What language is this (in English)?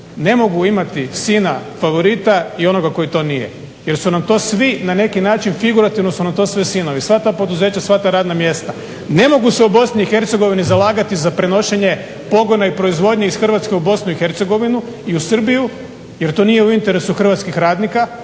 Croatian